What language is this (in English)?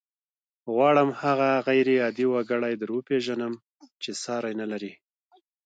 Pashto